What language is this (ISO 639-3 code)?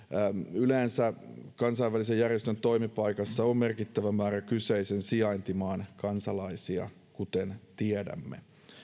fin